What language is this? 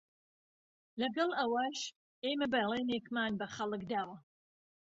Central Kurdish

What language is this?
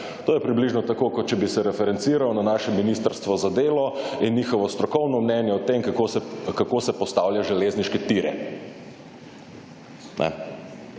Slovenian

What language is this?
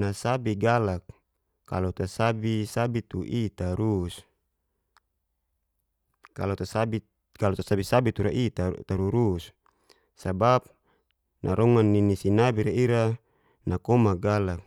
Geser-Gorom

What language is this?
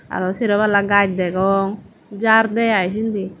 Chakma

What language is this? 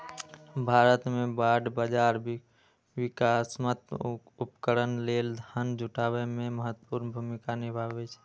Maithili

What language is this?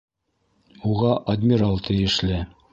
Bashkir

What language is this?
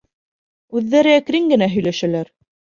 Bashkir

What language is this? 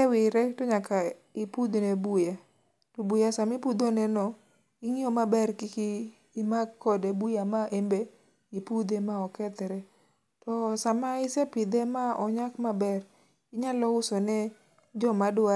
Luo (Kenya and Tanzania)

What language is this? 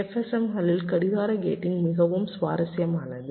Tamil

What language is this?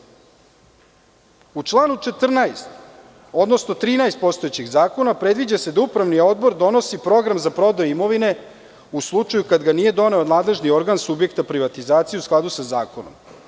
Serbian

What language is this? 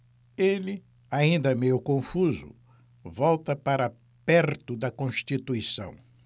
Portuguese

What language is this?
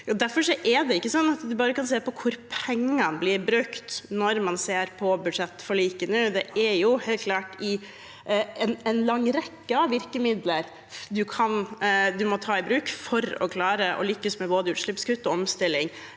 Norwegian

